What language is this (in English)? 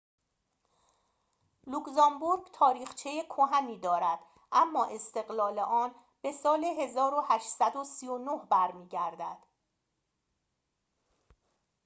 Persian